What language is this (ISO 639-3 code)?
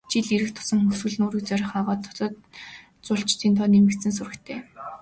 mon